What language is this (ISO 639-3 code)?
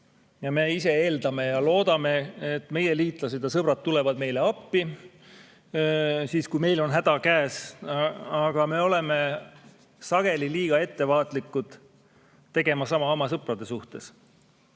est